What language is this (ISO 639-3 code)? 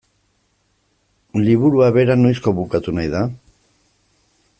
eus